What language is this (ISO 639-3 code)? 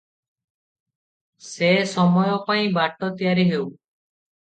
ori